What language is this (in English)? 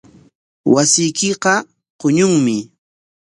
Corongo Ancash Quechua